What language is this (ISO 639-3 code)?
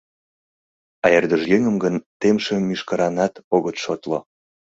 chm